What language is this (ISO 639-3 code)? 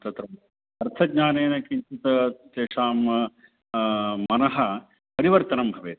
san